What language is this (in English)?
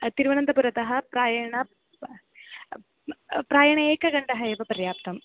Sanskrit